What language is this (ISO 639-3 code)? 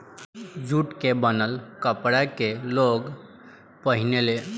bho